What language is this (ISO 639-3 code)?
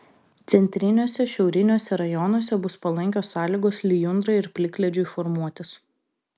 lit